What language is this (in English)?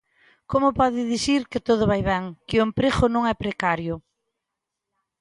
Galician